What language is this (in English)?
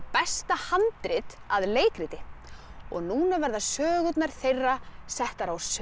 Icelandic